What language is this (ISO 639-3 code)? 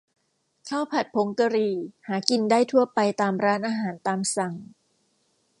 tha